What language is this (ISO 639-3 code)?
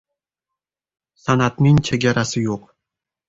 uzb